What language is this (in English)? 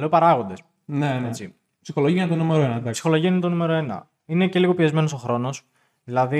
Greek